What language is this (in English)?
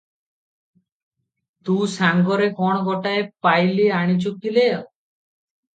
Odia